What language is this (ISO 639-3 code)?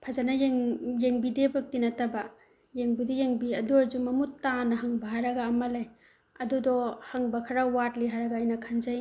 mni